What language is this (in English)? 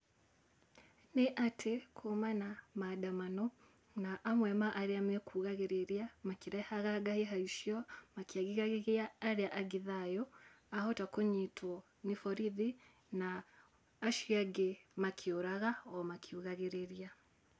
Kikuyu